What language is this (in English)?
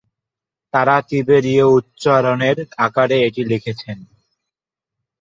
Bangla